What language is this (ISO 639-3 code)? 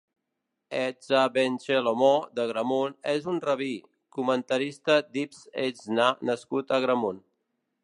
cat